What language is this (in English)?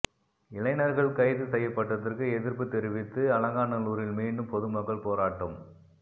Tamil